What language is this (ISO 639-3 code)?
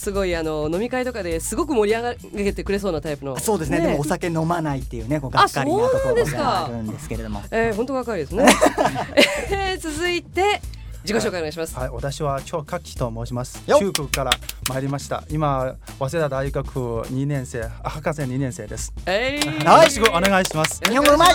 jpn